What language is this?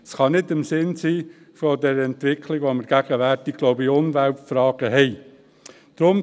Swiss German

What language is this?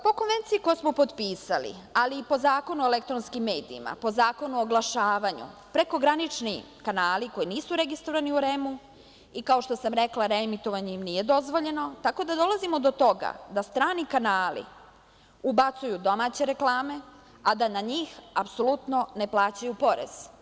Serbian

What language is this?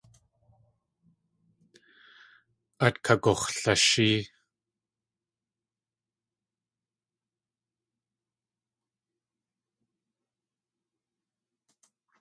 Tlingit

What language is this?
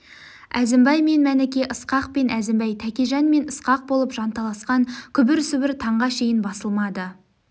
Kazakh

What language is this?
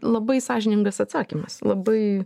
Lithuanian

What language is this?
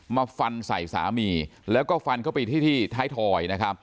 Thai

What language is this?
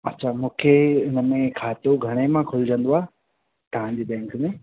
Sindhi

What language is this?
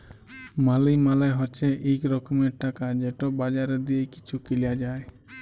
Bangla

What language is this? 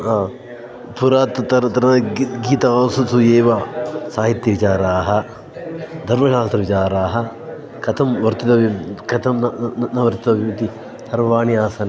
Sanskrit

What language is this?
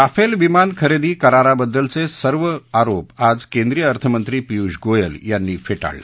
Marathi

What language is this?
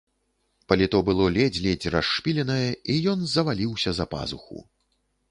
Belarusian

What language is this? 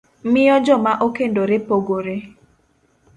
Luo (Kenya and Tanzania)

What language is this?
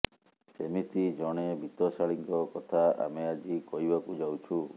Odia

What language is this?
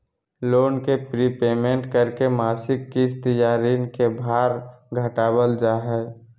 Magahi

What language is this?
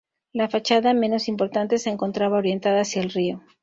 Spanish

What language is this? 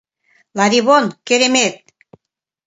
Mari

